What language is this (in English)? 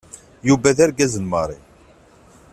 Kabyle